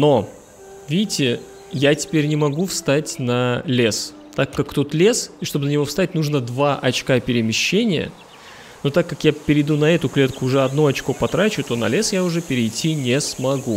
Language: Russian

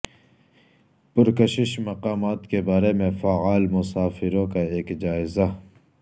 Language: Urdu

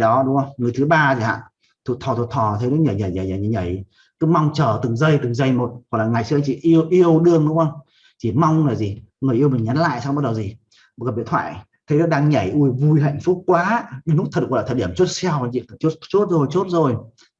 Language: Vietnamese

